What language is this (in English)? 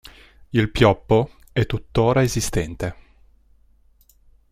Italian